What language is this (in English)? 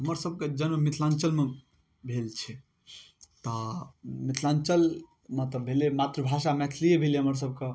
Maithili